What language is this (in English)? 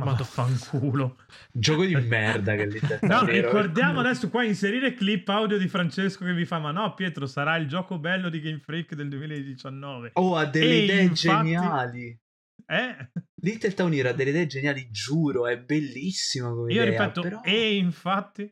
Italian